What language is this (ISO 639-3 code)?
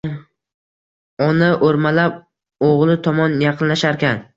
uzb